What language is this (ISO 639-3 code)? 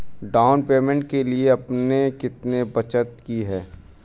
hin